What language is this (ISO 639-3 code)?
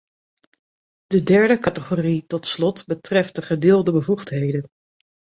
nld